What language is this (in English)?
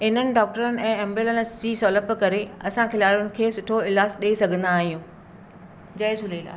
Sindhi